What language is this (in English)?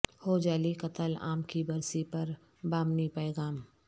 Urdu